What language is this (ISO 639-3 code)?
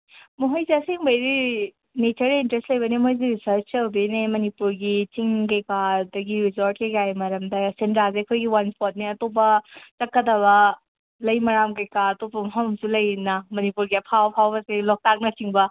mni